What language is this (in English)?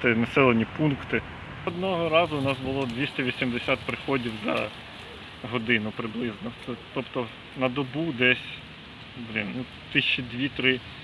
Ukrainian